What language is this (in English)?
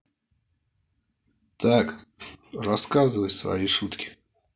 Russian